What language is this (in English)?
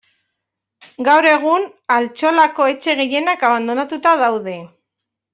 Basque